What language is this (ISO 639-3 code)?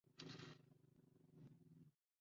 zho